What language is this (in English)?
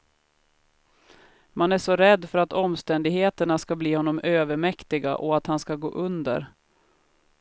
Swedish